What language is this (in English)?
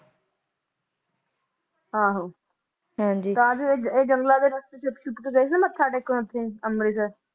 Punjabi